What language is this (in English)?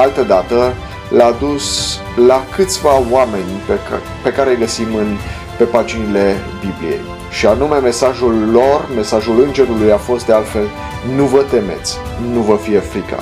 Romanian